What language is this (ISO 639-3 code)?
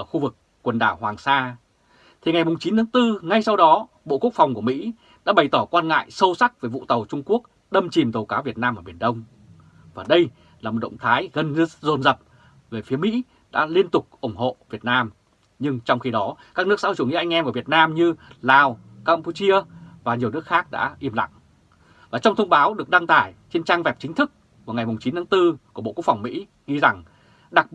vie